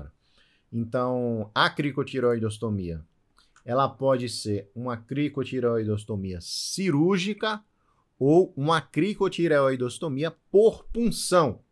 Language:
Portuguese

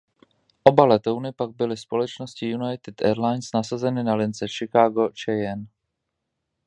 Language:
Czech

